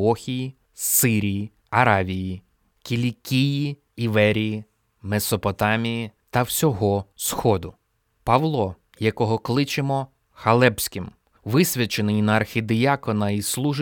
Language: Ukrainian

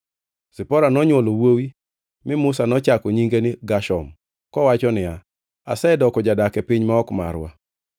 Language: Luo (Kenya and Tanzania)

